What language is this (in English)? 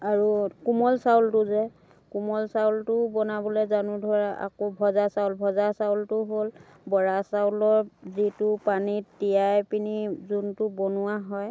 Assamese